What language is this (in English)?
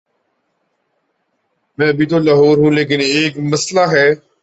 Urdu